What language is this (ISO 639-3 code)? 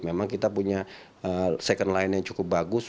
ind